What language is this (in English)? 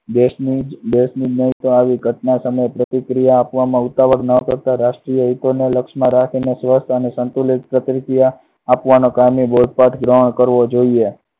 Gujarati